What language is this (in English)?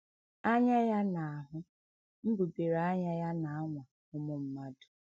Igbo